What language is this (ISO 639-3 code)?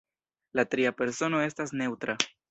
epo